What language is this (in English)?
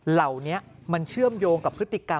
Thai